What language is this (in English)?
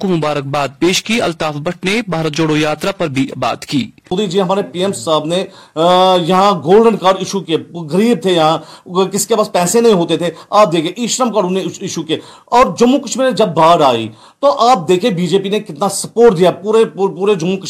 Urdu